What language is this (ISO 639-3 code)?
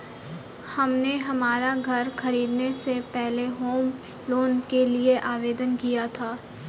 hin